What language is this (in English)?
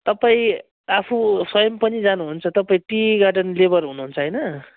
Nepali